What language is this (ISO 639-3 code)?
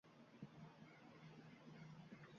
uzb